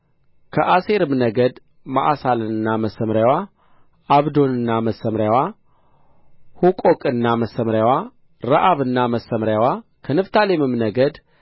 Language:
Amharic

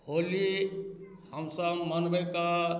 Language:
Maithili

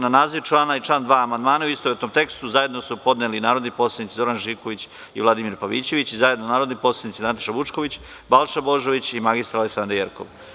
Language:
Serbian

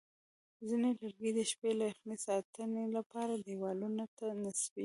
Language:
Pashto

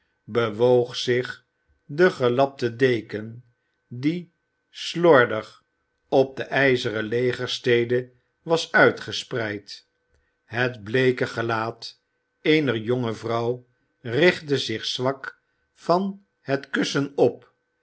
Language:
Dutch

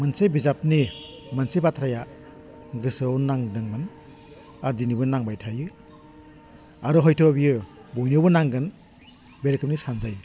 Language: Bodo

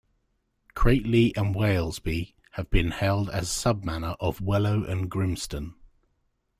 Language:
English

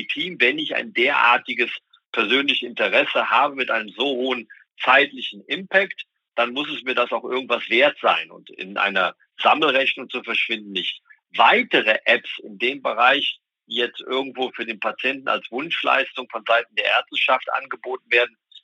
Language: German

